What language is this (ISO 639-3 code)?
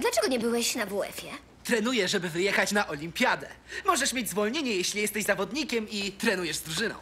pol